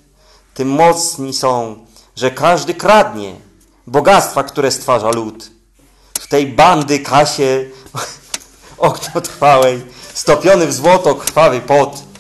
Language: Polish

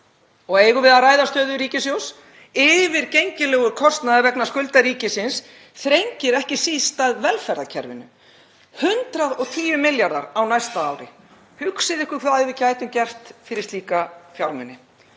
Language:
Icelandic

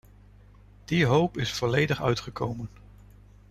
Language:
Dutch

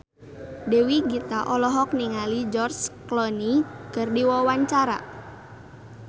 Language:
Sundanese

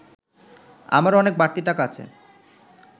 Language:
Bangla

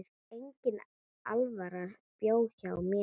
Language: Icelandic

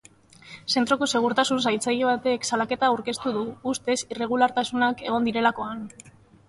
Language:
Basque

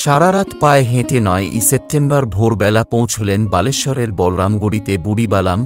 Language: Romanian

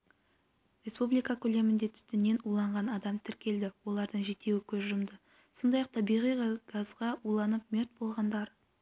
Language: Kazakh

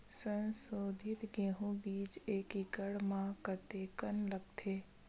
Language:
Chhattisgarhi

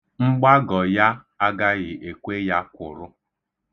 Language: Igbo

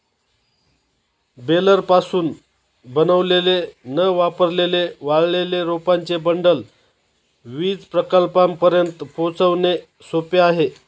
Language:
Marathi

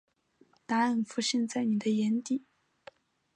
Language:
Chinese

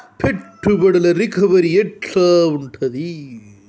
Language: Telugu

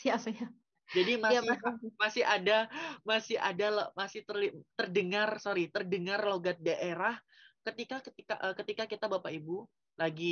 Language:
Indonesian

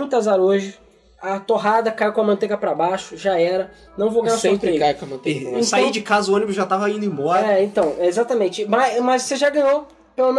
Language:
Portuguese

